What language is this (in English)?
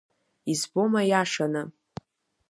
Abkhazian